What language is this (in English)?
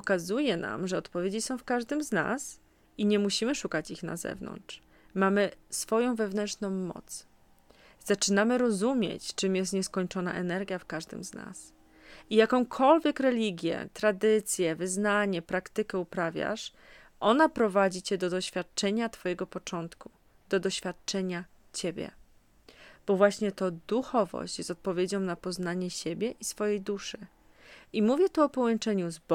Polish